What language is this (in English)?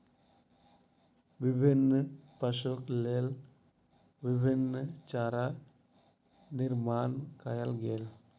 Maithili